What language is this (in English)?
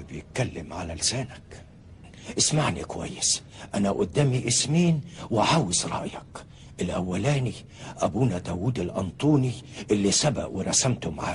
Arabic